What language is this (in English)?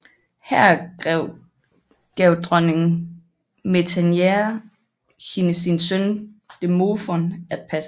Danish